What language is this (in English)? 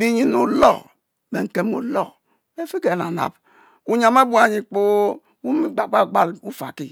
Mbe